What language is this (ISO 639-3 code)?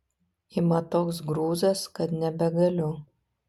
lit